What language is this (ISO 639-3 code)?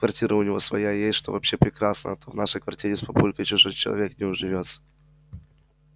rus